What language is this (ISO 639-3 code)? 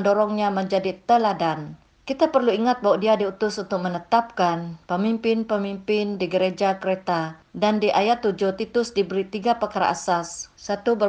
msa